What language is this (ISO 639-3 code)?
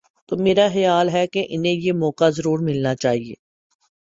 urd